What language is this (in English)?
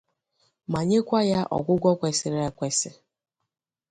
Igbo